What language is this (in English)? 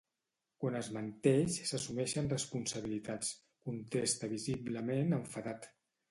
Catalan